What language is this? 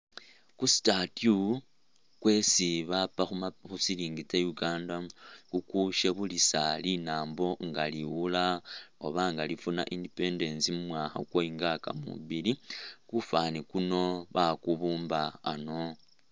Masaaba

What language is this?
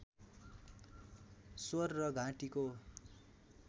Nepali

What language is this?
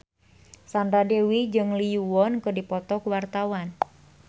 Sundanese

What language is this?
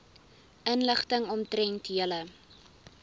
Afrikaans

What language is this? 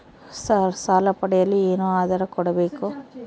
Kannada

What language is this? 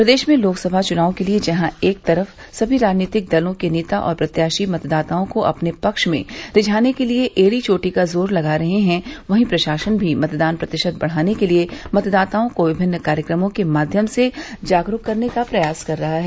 Hindi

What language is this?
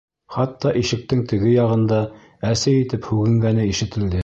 Bashkir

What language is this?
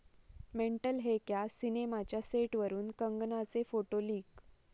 Marathi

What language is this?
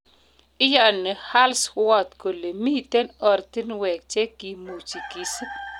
Kalenjin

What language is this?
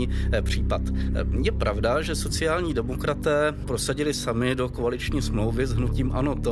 Czech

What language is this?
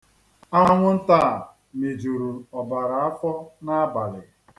Igbo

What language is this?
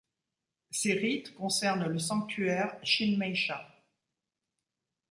French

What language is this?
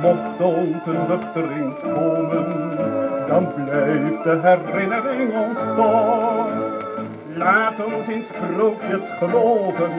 English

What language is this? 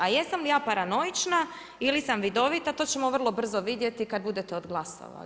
Croatian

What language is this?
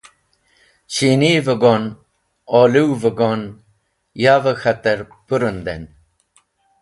Wakhi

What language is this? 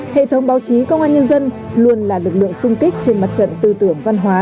Vietnamese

